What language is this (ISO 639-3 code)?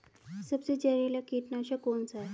hin